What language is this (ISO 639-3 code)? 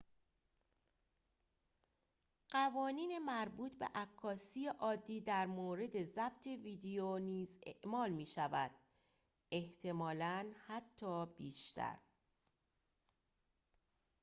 fas